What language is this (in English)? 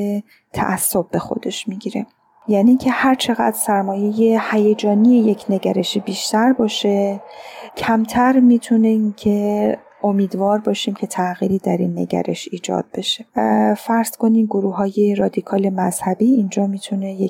Persian